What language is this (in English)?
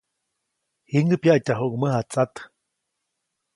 Copainalá Zoque